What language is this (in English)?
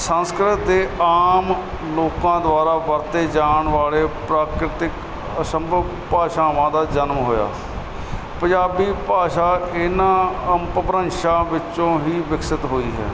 Punjabi